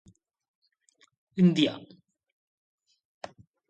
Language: Malayalam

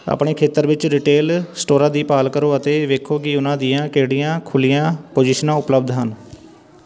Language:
Punjabi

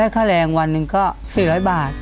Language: Thai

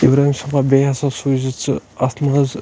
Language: Kashmiri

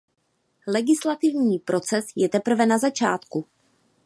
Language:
Czech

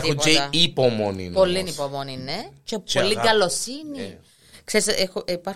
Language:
Greek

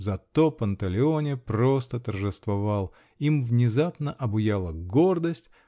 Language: Russian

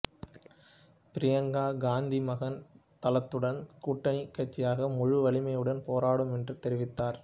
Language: Tamil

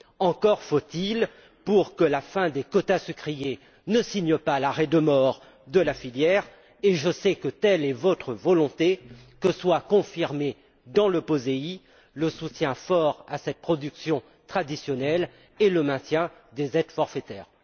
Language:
French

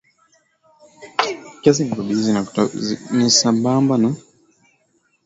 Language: Swahili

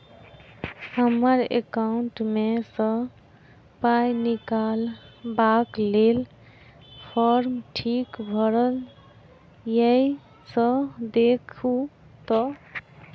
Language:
Maithili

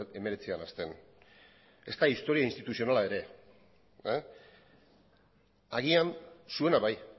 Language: Basque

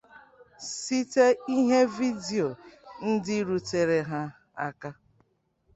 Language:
Igbo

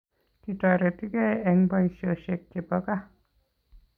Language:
Kalenjin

